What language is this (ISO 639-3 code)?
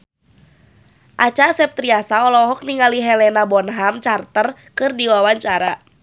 sun